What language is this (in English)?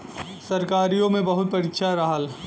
Bhojpuri